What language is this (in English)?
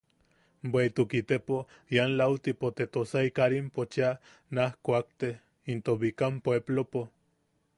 Yaqui